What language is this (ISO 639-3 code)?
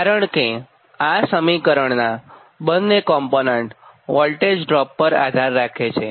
guj